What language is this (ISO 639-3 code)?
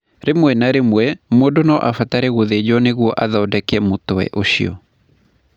kik